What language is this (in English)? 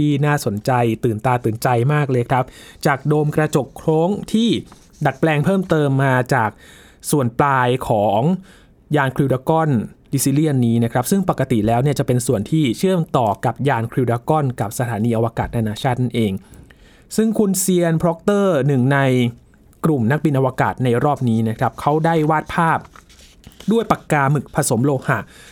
Thai